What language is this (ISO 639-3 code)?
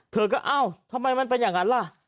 tha